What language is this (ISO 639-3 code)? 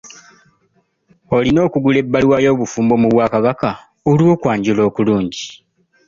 lug